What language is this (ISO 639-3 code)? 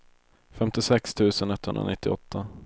swe